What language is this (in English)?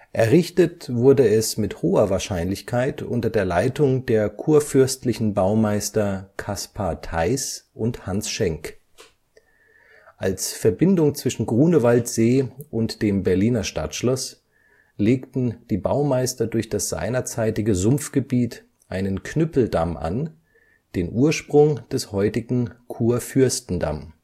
German